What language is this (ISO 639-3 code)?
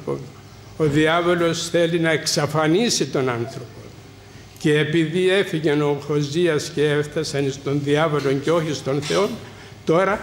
ell